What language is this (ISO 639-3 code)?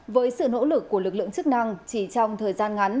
vie